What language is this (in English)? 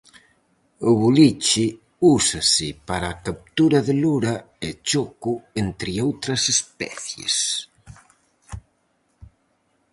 Galician